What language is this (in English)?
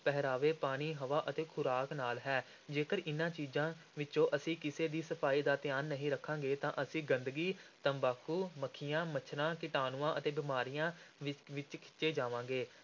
Punjabi